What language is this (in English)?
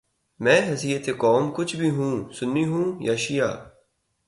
Urdu